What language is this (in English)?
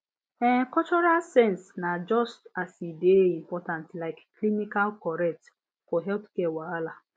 Nigerian Pidgin